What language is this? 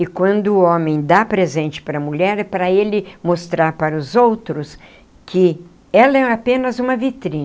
Portuguese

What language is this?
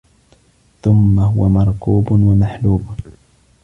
Arabic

